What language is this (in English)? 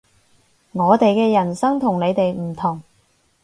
Cantonese